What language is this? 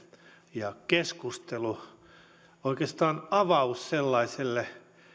Finnish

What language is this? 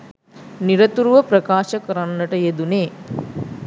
Sinhala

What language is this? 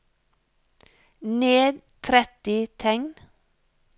Norwegian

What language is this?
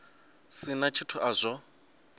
Venda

